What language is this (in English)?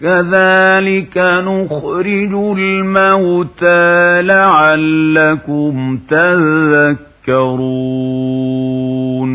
Arabic